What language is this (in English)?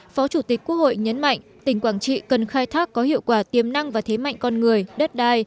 Vietnamese